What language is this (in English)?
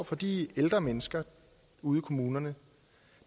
Danish